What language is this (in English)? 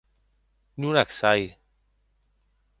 Occitan